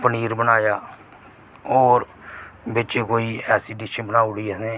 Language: Dogri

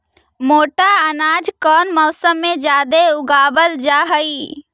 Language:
Magahi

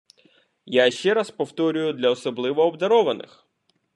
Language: Ukrainian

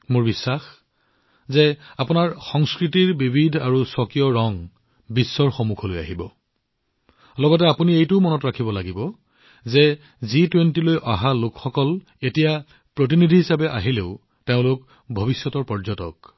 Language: Assamese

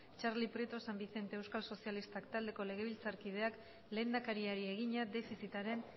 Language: Basque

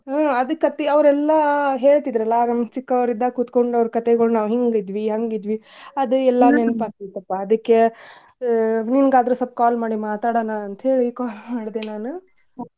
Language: Kannada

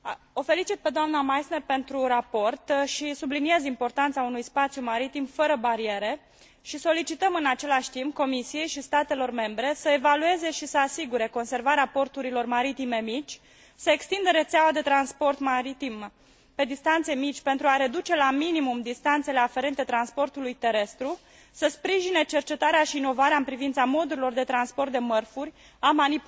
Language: Romanian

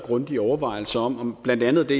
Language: Danish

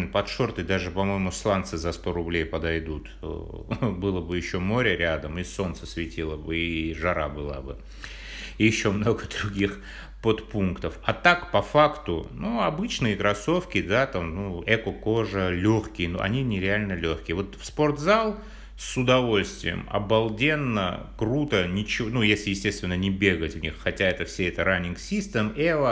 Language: Russian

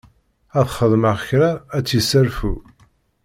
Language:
Kabyle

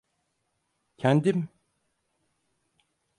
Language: Turkish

